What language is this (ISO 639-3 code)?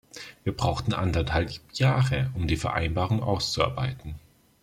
deu